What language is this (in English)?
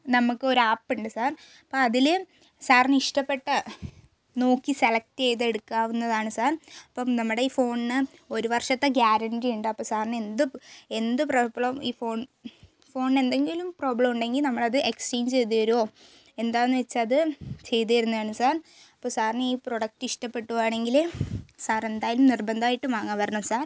Malayalam